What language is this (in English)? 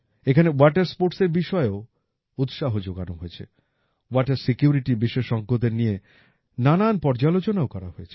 Bangla